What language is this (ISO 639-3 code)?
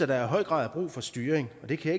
dan